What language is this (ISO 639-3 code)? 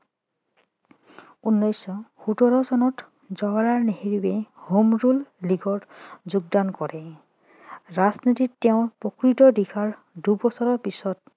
asm